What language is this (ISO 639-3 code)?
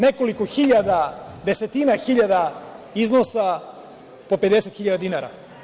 srp